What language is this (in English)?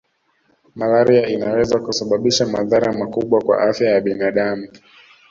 Swahili